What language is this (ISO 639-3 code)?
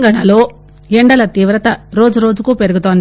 tel